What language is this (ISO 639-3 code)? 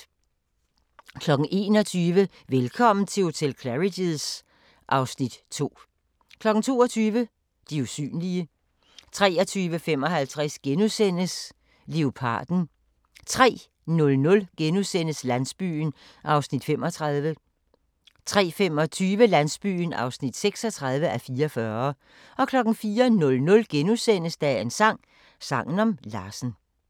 dan